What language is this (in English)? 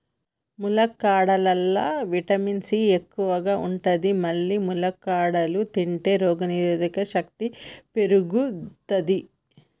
Telugu